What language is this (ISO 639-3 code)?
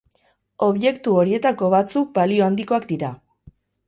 eus